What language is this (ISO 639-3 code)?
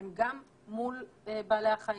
heb